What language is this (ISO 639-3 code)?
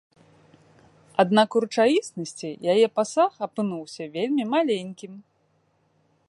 bel